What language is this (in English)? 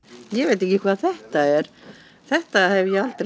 Icelandic